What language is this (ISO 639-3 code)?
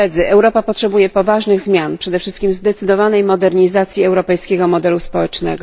pol